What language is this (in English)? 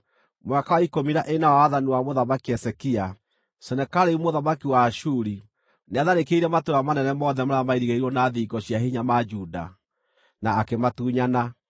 Kikuyu